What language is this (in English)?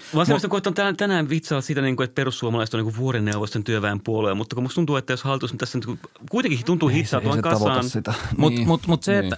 Finnish